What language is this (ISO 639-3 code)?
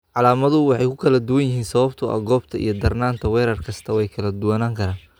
som